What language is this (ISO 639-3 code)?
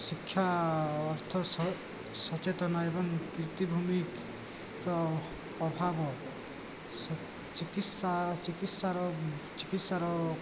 ori